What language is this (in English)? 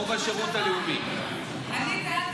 Hebrew